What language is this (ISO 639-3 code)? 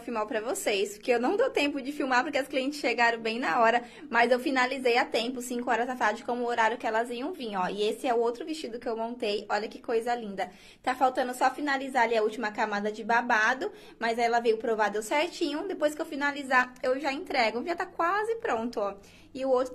por